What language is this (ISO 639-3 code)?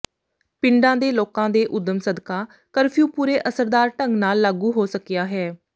pan